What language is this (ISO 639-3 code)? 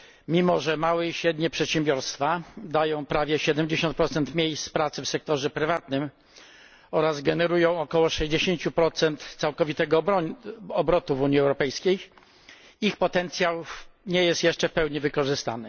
pol